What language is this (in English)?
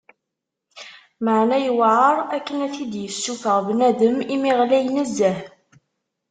Kabyle